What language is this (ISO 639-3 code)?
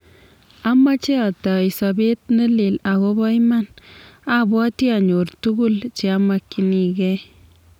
kln